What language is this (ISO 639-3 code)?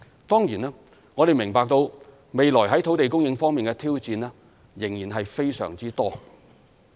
yue